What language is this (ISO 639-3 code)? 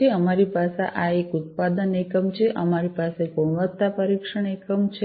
guj